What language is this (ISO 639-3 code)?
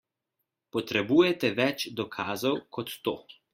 slv